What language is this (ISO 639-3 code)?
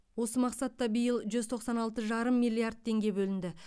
kaz